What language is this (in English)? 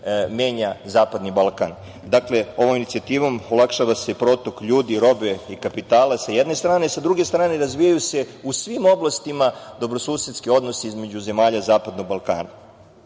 Serbian